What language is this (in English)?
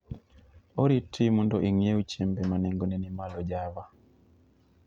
Luo (Kenya and Tanzania)